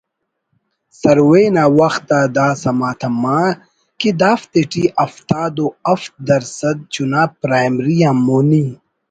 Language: Brahui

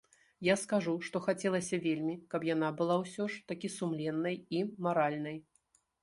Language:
Belarusian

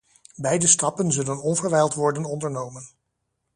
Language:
Dutch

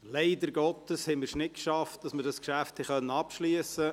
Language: Swiss German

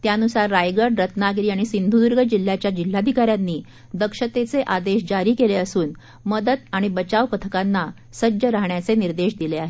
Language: Marathi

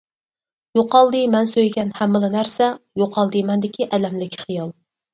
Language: Uyghur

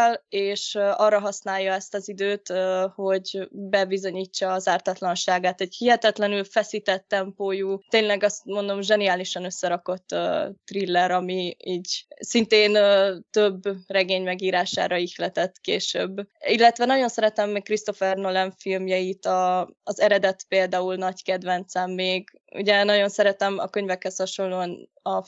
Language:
Hungarian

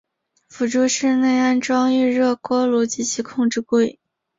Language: Chinese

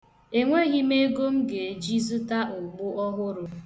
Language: Igbo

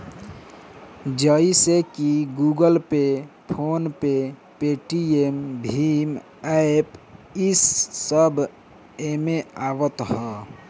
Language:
Bhojpuri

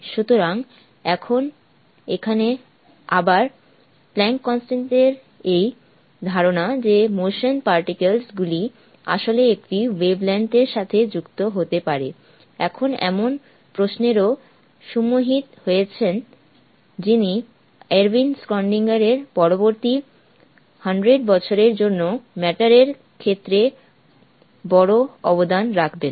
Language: Bangla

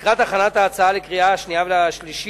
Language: Hebrew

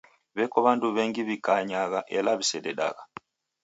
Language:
Taita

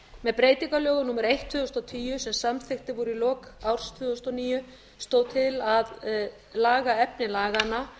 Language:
Icelandic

